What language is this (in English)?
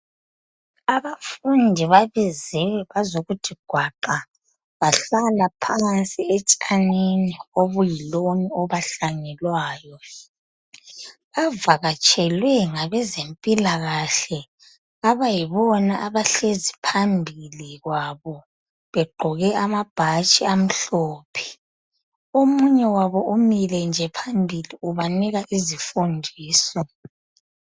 North Ndebele